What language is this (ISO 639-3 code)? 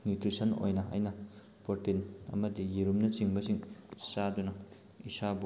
mni